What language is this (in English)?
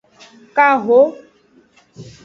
Aja (Benin)